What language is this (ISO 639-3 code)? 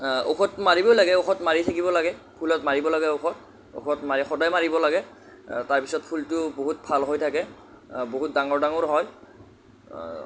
asm